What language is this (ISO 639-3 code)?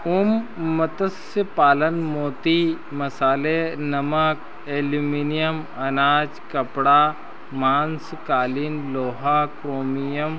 hin